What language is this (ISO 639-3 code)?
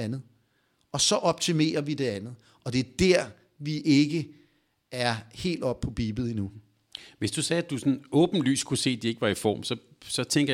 dan